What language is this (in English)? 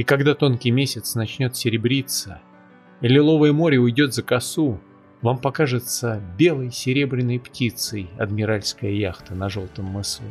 Russian